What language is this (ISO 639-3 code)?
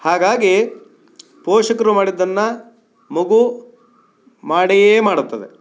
kan